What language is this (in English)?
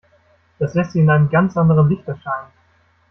German